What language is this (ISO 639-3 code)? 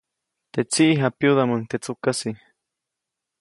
zoc